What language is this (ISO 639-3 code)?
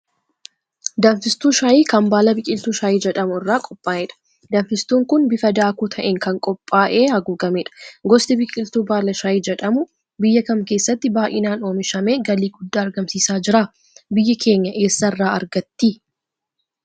orm